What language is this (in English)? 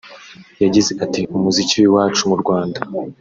Kinyarwanda